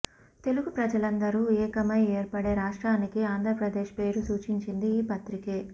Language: Telugu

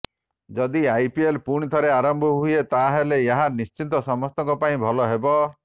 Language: Odia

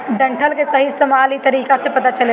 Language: Bhojpuri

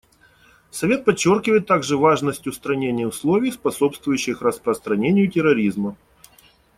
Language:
Russian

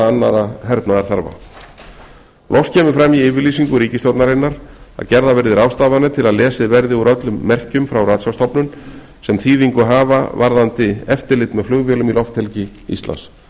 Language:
Icelandic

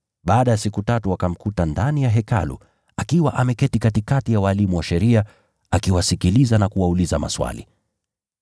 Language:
Swahili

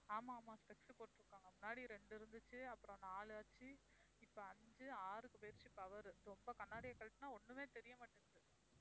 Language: Tamil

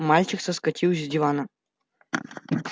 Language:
Russian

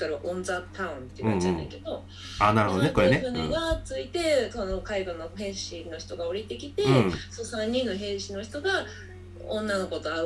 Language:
Japanese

